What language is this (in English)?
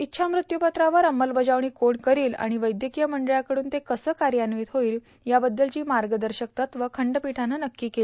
Marathi